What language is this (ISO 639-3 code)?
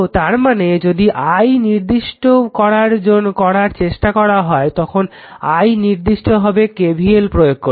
ben